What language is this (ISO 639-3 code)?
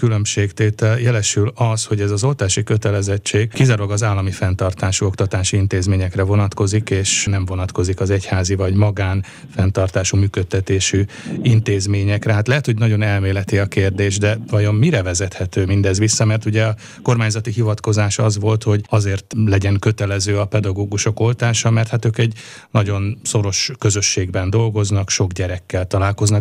hun